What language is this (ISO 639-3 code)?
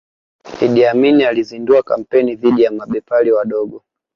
swa